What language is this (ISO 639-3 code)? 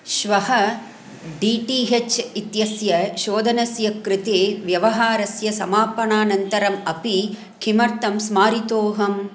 san